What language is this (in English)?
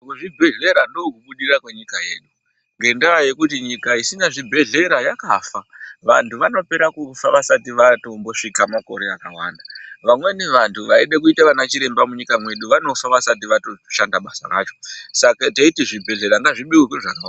Ndau